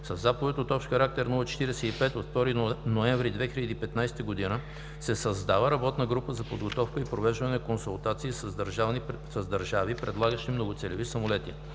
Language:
Bulgarian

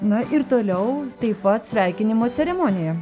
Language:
Lithuanian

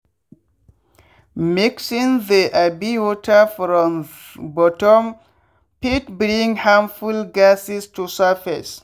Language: Nigerian Pidgin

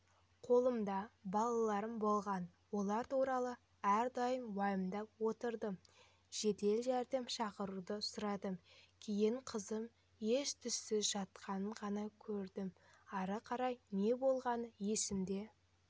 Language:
Kazakh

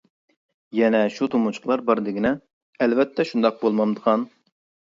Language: Uyghur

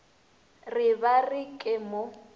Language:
Northern Sotho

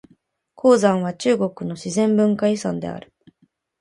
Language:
Japanese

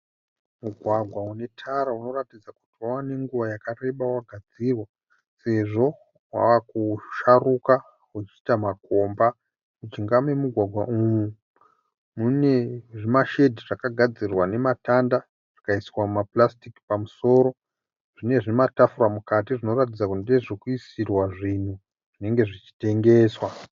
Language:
Shona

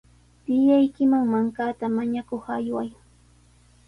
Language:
Sihuas Ancash Quechua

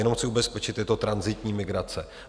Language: Czech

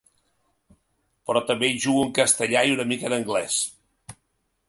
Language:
Catalan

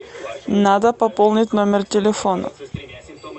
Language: Russian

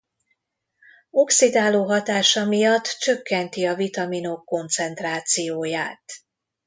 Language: Hungarian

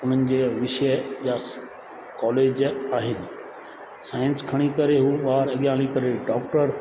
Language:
Sindhi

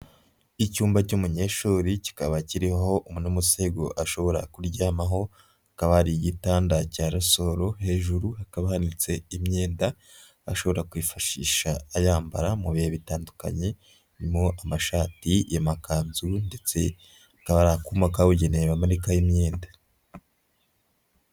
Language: Kinyarwanda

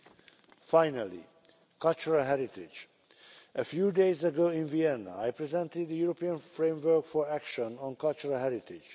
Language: English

